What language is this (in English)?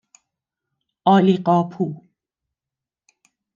Persian